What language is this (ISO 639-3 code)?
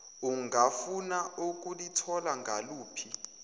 zul